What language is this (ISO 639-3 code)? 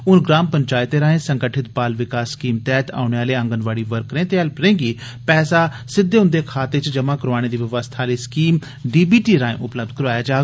doi